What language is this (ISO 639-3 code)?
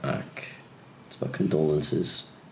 cym